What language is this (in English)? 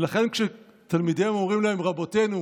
Hebrew